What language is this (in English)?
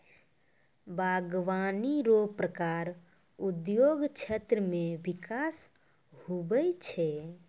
Maithili